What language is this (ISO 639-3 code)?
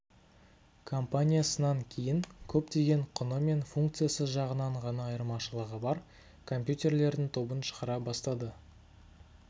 kaz